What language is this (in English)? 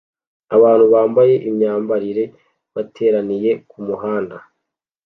Kinyarwanda